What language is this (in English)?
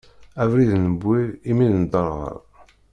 Kabyle